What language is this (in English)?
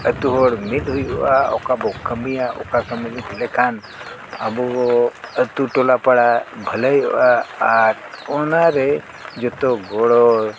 Santali